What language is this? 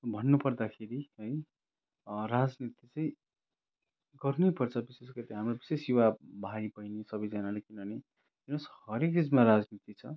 Nepali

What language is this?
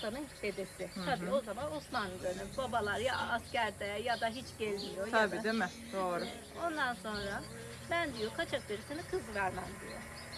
Turkish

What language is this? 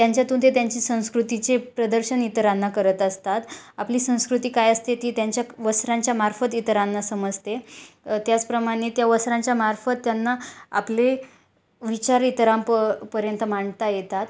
Marathi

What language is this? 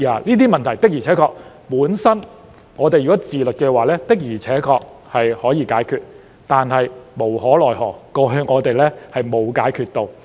Cantonese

